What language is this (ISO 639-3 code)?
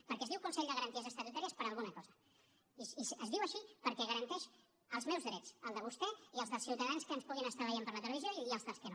cat